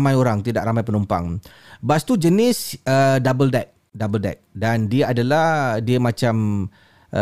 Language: Malay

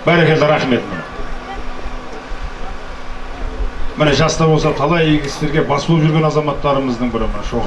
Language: Turkish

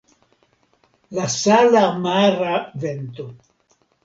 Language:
Esperanto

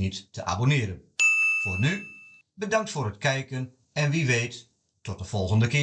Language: Dutch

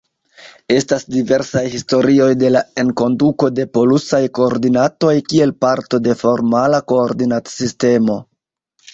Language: Esperanto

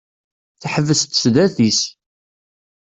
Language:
Kabyle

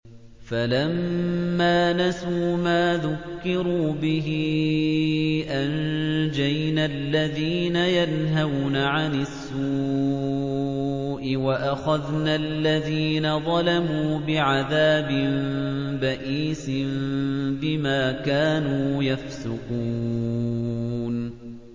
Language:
Arabic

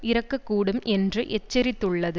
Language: Tamil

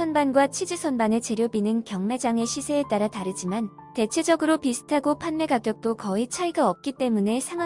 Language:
Korean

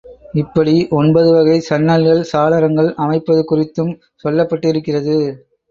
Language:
Tamil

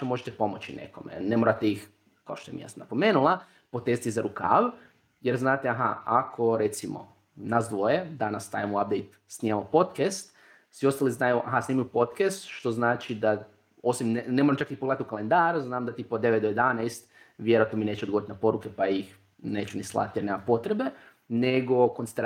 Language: Croatian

